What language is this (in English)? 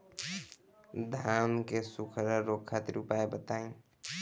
Bhojpuri